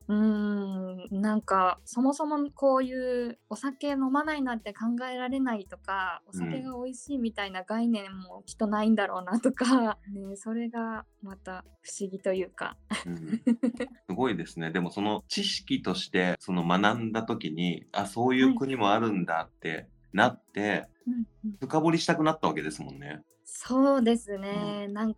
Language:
Japanese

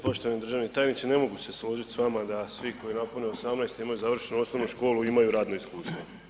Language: Croatian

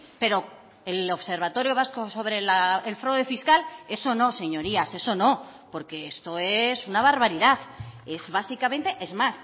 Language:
Spanish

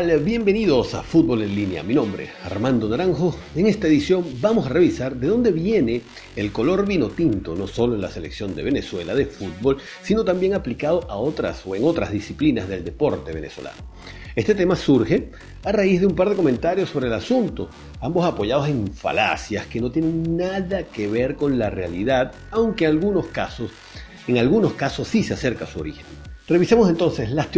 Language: Spanish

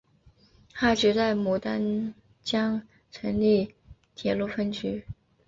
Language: Chinese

